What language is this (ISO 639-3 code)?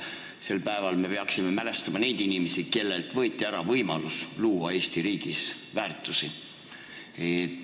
est